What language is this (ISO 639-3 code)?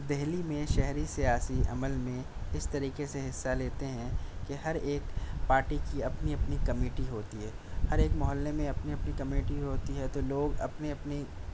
urd